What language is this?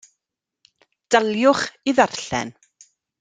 Welsh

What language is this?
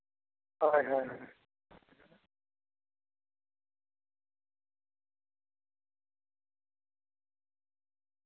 Santali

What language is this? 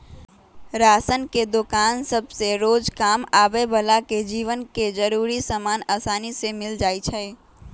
Magahi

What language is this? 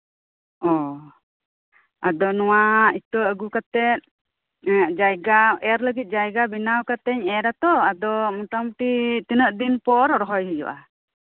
Santali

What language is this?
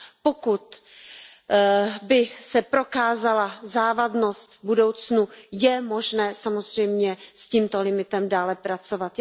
Czech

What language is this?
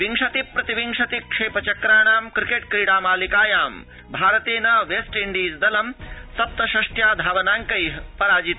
Sanskrit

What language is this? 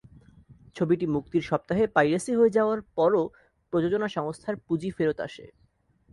Bangla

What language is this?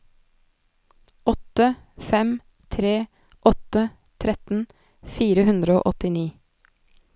Norwegian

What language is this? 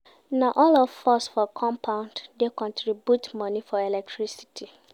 Nigerian Pidgin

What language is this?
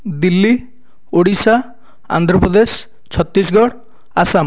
Odia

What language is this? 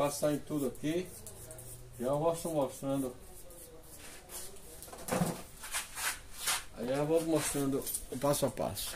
Portuguese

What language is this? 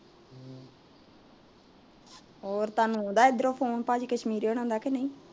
Punjabi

